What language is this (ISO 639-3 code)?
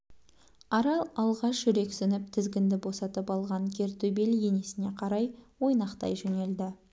kaz